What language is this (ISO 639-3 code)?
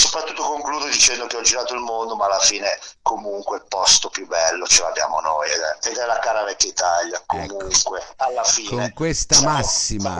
ita